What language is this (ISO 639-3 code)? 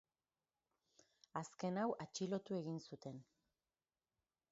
eus